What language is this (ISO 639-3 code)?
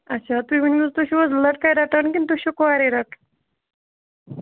kas